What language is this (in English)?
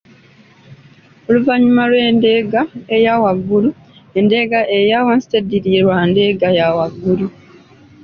Ganda